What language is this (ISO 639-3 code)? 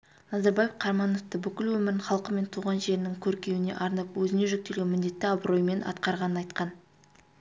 kaz